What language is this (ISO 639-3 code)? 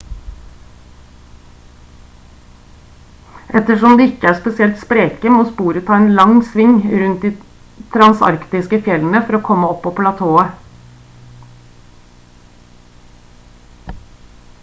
nob